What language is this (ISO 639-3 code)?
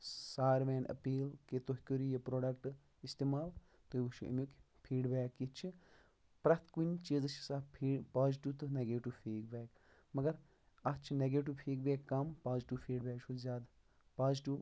kas